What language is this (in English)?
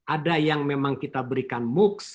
Indonesian